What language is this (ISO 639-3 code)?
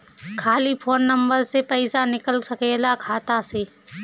bho